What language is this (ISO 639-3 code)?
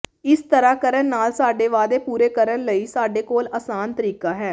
pan